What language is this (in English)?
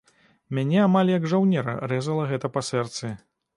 Belarusian